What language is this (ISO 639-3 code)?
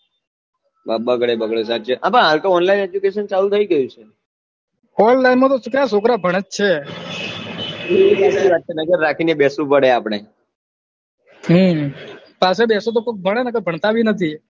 guj